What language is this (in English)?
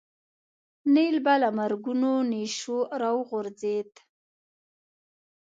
Pashto